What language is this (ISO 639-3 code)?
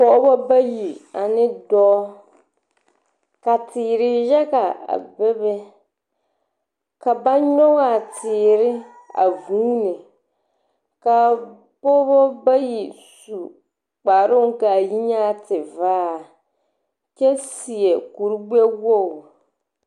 dga